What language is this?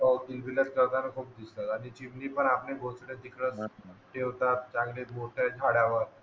Marathi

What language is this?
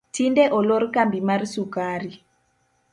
Luo (Kenya and Tanzania)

